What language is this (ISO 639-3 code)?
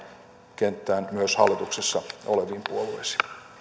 fin